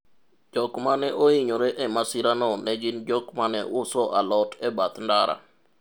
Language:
Luo (Kenya and Tanzania)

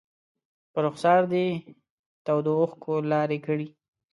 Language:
Pashto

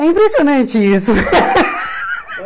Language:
Portuguese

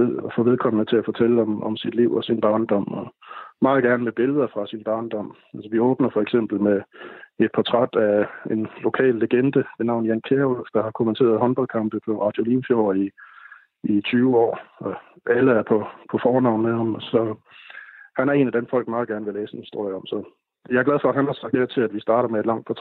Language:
Danish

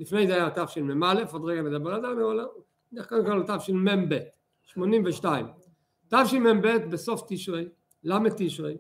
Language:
Hebrew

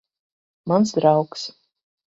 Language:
Latvian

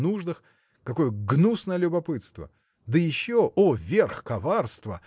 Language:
Russian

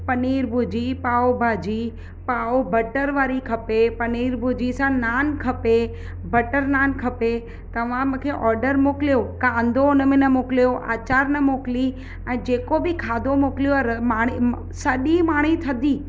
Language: Sindhi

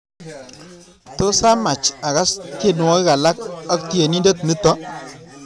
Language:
Kalenjin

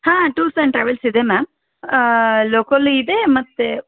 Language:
Kannada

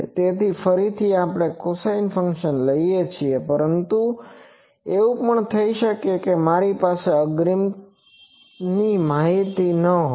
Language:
Gujarati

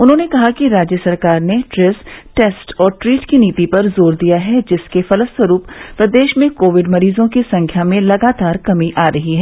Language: Hindi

